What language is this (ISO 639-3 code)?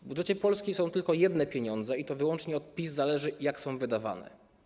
pol